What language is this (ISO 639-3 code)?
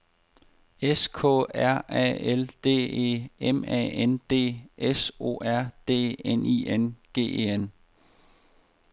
dan